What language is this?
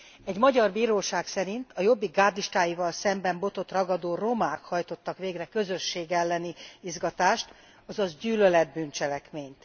Hungarian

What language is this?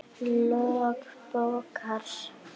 Icelandic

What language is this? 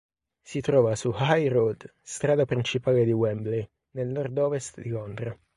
Italian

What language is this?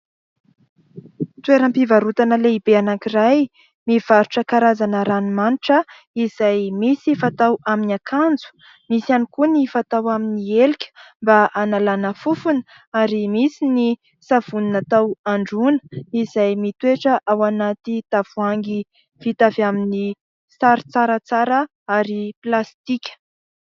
Malagasy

